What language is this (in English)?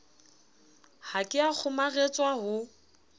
Southern Sotho